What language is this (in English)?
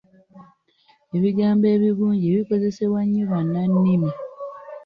Ganda